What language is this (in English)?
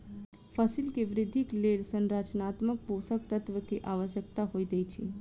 Maithili